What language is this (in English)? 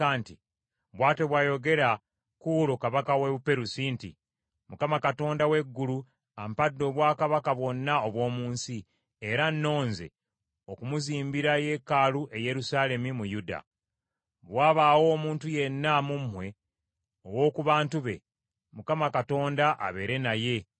Ganda